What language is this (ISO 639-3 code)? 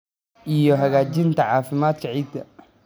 som